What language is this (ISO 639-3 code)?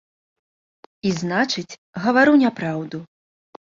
bel